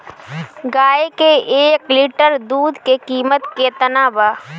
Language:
Bhojpuri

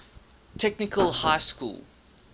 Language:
English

